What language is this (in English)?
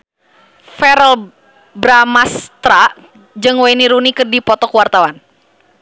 Sundanese